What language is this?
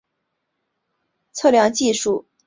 Chinese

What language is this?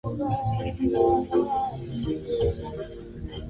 Swahili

